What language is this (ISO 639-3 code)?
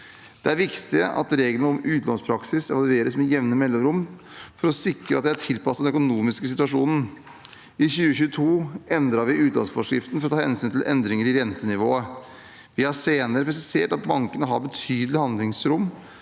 nor